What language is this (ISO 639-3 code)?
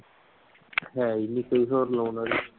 pan